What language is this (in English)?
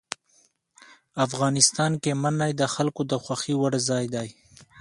Pashto